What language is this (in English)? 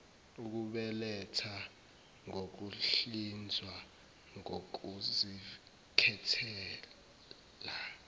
Zulu